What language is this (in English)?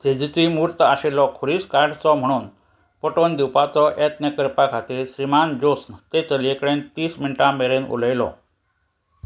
Konkani